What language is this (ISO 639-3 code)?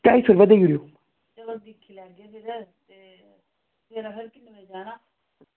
doi